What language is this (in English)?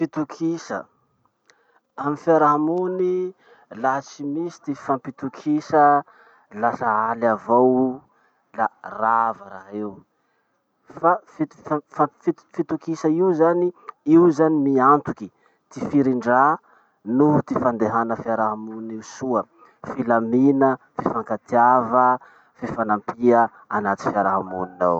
Masikoro Malagasy